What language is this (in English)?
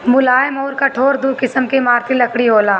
Bhojpuri